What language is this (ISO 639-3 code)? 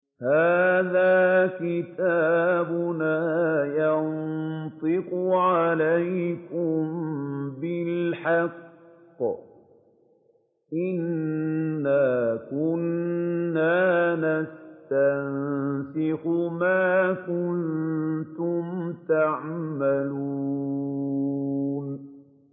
ara